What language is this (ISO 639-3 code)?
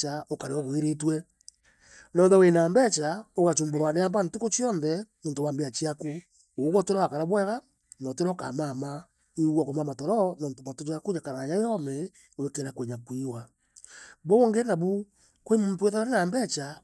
mer